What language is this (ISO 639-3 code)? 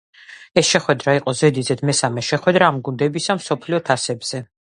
kat